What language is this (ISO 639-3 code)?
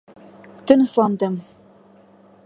bak